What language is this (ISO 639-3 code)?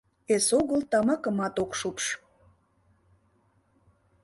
chm